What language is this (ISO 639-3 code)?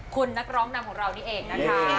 tha